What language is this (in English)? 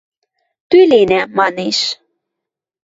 Western Mari